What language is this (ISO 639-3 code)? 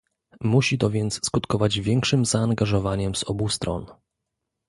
pol